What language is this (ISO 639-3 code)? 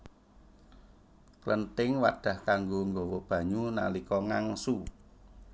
jav